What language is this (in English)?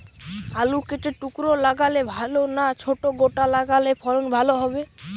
Bangla